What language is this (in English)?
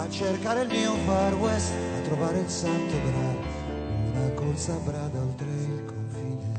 Italian